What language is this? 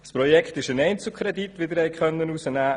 Swiss German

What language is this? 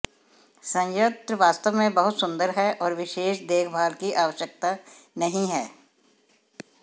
Hindi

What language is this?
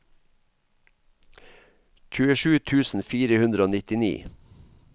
Norwegian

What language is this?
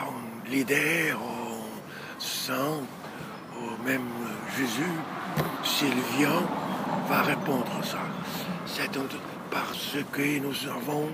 French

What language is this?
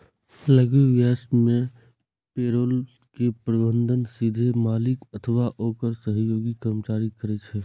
Maithili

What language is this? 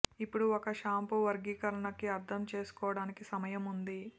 Telugu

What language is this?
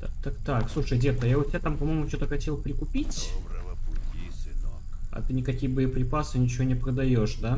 Russian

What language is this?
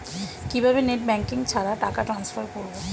Bangla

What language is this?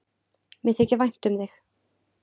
Icelandic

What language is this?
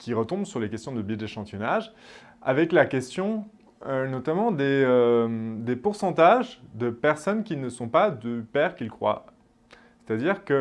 French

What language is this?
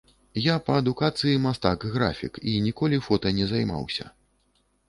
Belarusian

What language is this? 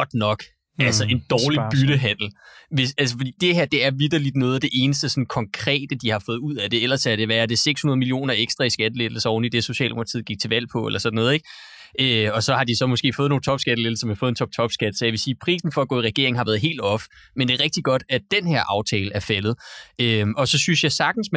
Danish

